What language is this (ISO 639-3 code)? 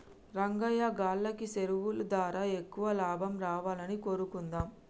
tel